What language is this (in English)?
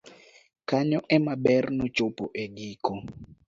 Luo (Kenya and Tanzania)